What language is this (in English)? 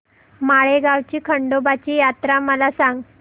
Marathi